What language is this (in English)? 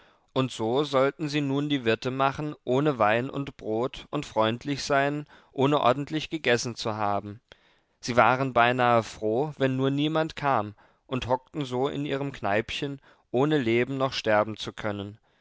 German